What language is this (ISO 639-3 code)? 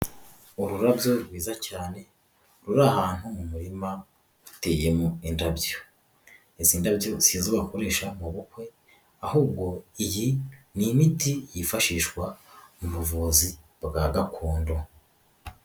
kin